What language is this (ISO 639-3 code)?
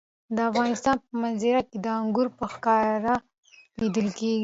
pus